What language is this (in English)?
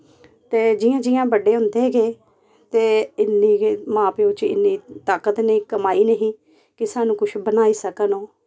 Dogri